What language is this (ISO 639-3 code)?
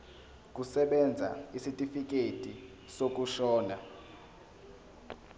zul